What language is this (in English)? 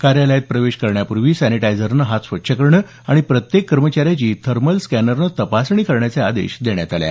Marathi